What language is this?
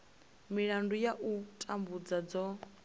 Venda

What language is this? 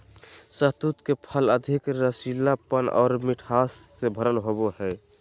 Magahi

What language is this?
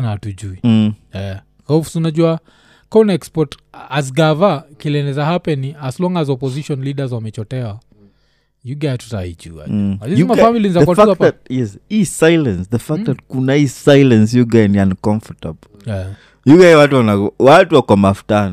Swahili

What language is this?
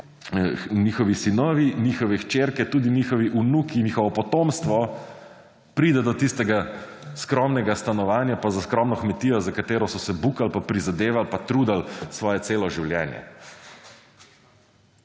Slovenian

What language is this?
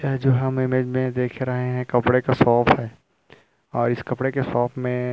Hindi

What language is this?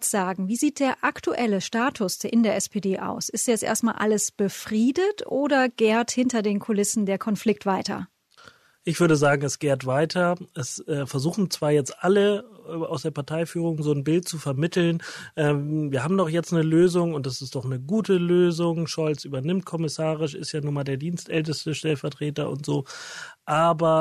German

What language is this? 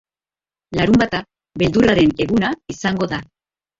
Basque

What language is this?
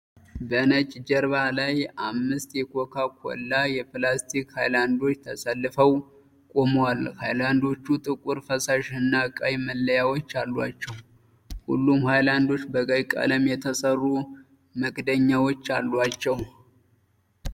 Amharic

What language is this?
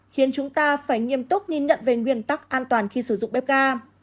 Vietnamese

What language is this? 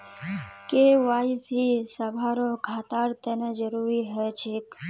Magahi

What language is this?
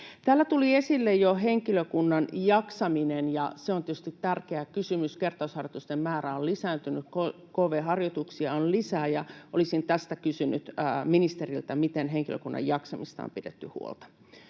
Finnish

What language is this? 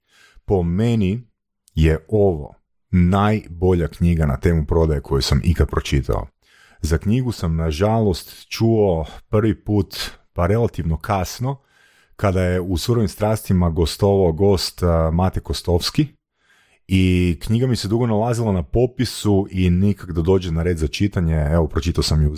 Croatian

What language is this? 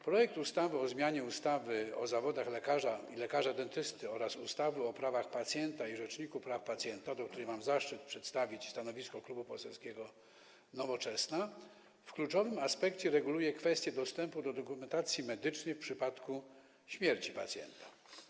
Polish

